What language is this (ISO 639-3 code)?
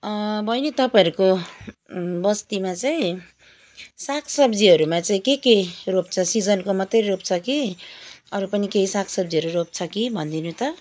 nep